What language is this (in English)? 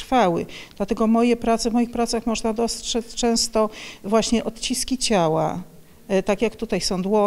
Polish